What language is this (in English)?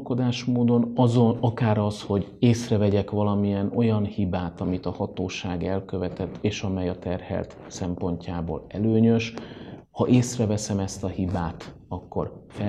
Hungarian